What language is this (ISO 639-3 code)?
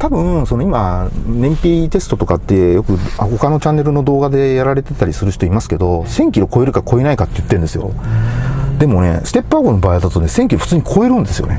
jpn